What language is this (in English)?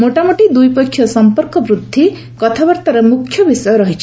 Odia